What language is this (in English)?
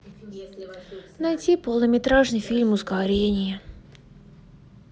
Russian